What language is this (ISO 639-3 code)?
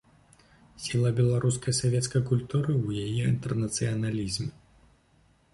bel